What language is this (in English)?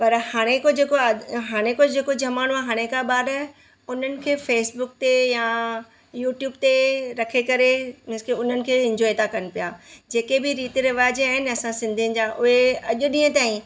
Sindhi